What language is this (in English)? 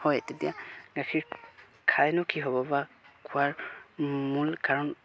Assamese